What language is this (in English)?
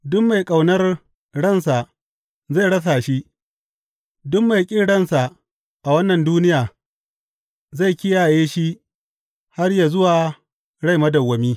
Hausa